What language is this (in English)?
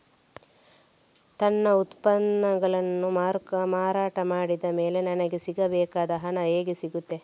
Kannada